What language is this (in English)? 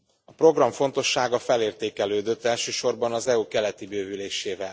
Hungarian